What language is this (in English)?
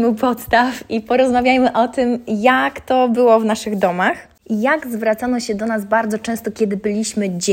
Polish